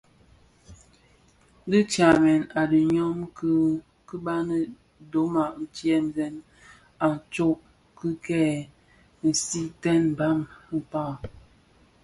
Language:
Bafia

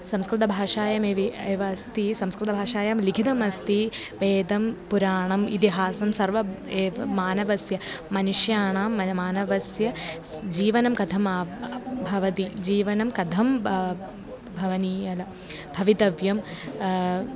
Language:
Sanskrit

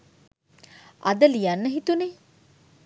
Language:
Sinhala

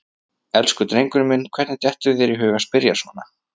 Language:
Icelandic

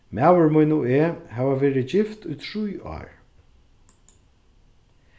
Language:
Faroese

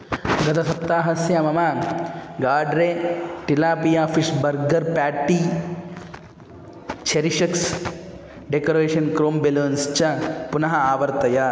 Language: Sanskrit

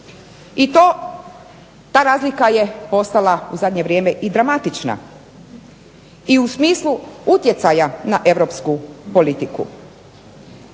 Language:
Croatian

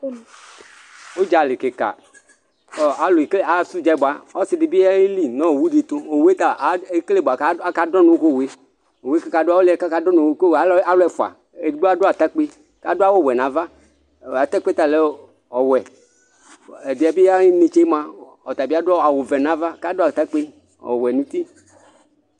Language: Ikposo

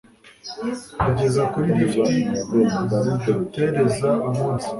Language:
Kinyarwanda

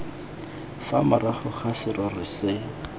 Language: Tswana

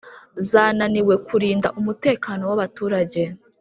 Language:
Kinyarwanda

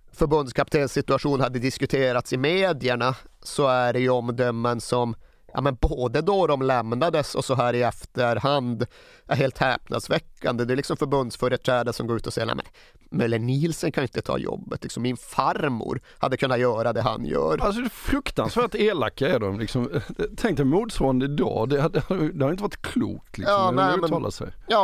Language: Swedish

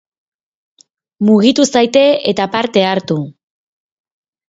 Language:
Basque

